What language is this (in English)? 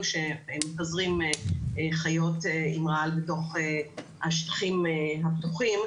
Hebrew